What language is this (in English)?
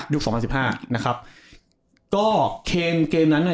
Thai